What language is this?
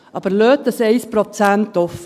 Swiss German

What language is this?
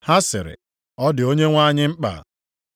Igbo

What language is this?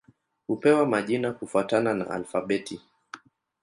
Swahili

